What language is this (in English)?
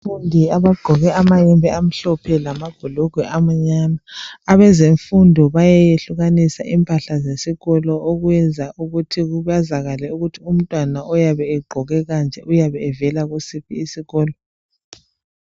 North Ndebele